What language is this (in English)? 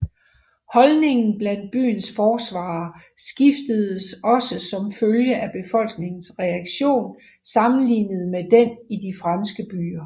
Danish